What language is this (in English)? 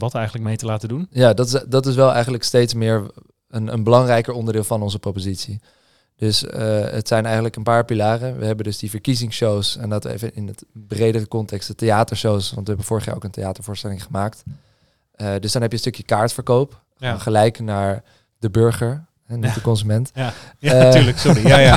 Dutch